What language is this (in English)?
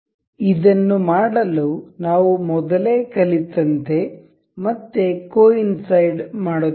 Kannada